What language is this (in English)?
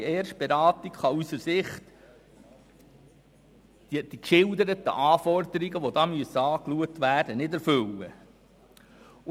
Swiss German